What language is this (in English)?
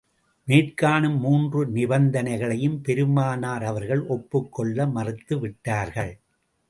Tamil